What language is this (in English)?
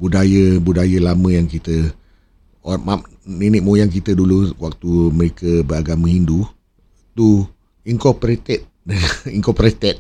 Malay